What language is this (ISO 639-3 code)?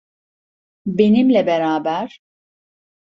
tur